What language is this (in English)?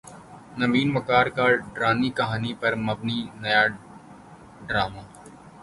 Urdu